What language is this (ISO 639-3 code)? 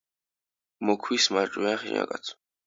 kat